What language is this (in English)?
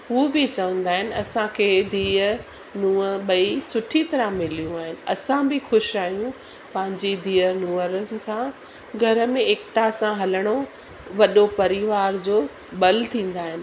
Sindhi